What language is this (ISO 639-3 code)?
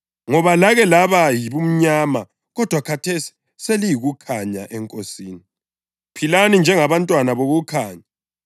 nde